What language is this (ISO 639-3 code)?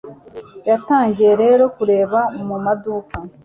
kin